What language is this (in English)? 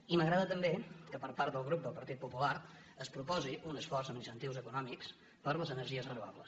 Catalan